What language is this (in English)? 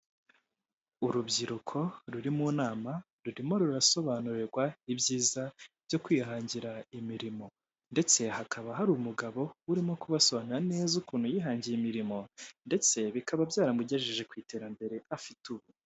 Kinyarwanda